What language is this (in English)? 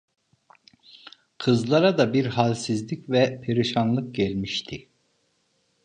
Turkish